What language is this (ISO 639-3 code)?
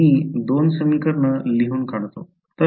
mar